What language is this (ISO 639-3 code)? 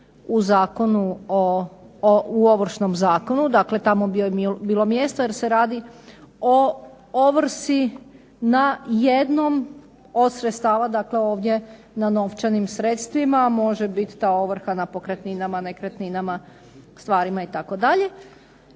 hrv